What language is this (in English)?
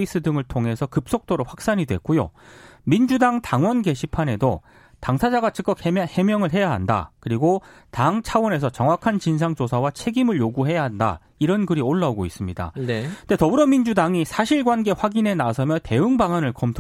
Korean